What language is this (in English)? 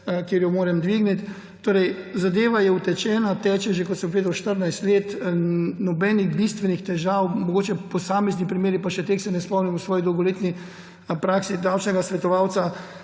Slovenian